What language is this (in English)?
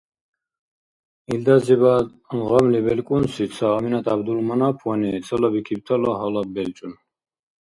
Dargwa